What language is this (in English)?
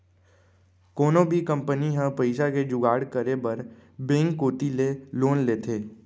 Chhattisgarhi